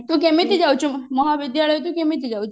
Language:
Odia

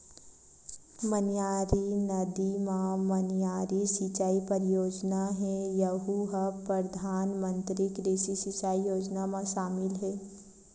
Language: Chhattisgarhi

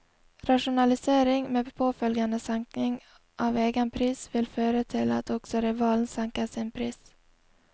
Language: Norwegian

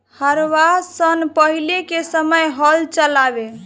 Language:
Bhojpuri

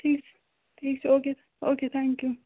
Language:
Kashmiri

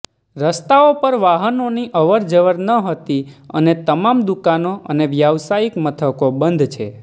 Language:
Gujarati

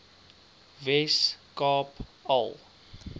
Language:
Afrikaans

